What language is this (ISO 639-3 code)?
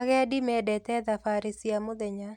kik